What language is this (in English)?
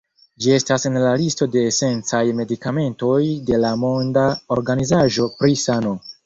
Esperanto